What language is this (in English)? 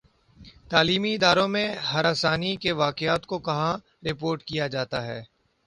Urdu